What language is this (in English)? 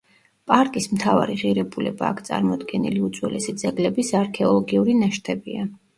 Georgian